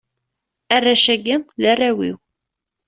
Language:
Kabyle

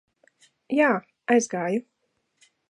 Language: Latvian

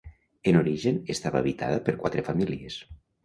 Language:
Catalan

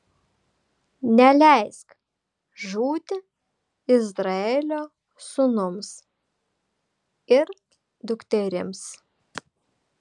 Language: Lithuanian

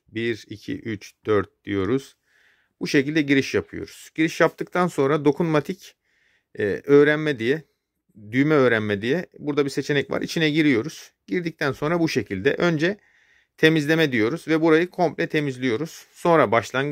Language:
Turkish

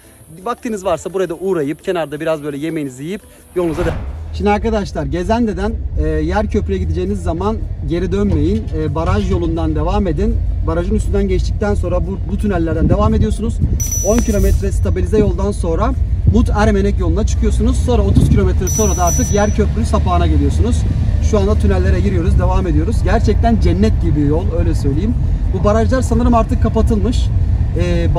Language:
Turkish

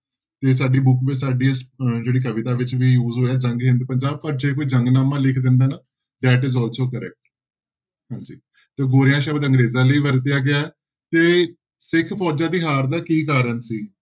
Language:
Punjabi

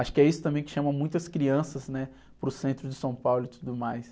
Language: Portuguese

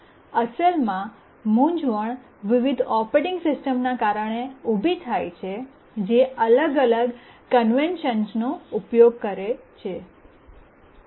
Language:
Gujarati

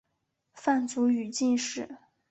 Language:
Chinese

